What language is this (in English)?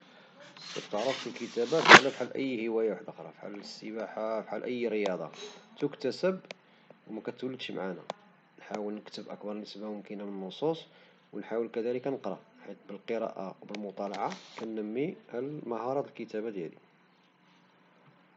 Moroccan Arabic